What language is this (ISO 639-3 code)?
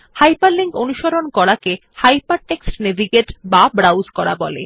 ben